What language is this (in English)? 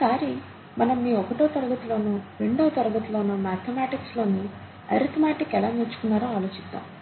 Telugu